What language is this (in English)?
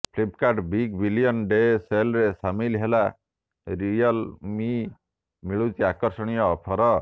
Odia